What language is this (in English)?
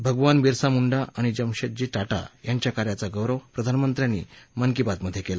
Marathi